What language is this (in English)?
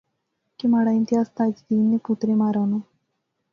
Pahari-Potwari